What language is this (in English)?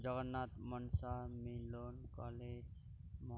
Santali